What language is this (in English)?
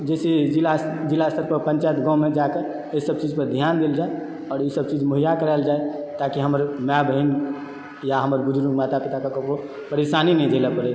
Maithili